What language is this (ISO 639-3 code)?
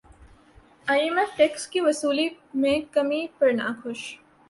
urd